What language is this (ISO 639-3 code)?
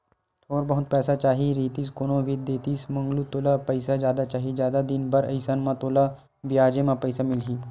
hne